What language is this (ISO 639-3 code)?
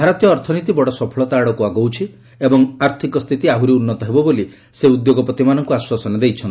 ori